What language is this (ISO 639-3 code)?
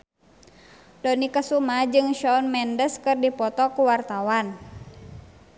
sun